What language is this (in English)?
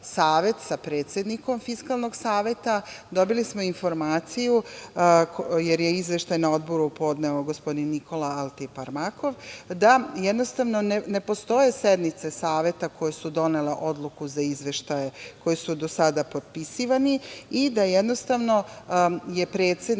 Serbian